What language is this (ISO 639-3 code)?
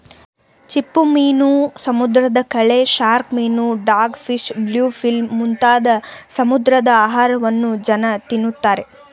kan